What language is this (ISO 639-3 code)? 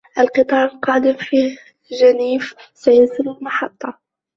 ara